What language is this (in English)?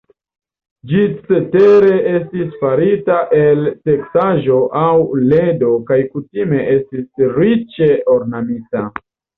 Esperanto